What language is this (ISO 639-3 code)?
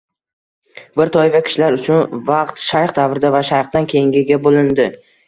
uzb